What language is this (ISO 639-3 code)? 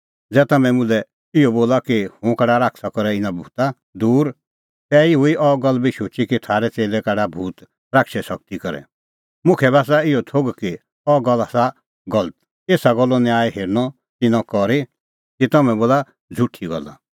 kfx